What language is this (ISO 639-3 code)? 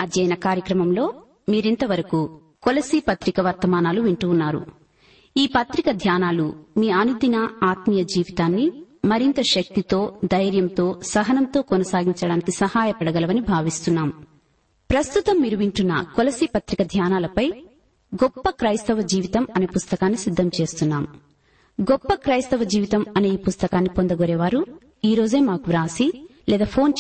tel